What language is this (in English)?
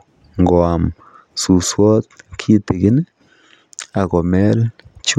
Kalenjin